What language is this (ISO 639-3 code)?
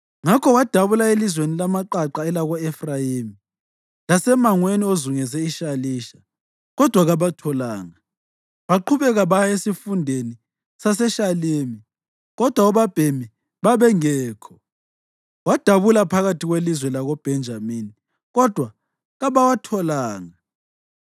nde